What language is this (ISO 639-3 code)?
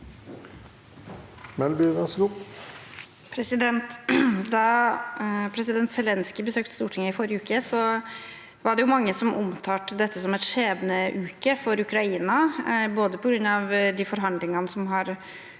nor